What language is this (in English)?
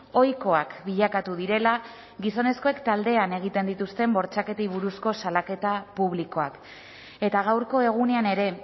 Basque